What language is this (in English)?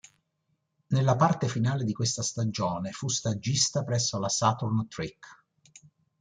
Italian